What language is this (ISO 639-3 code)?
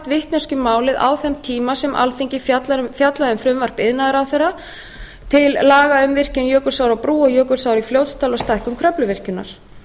isl